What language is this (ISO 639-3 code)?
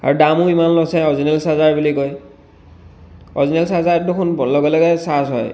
asm